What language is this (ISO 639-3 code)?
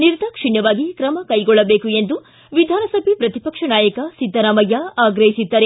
kan